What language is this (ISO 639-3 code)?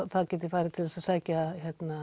isl